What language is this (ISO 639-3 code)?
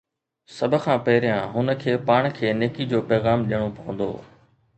snd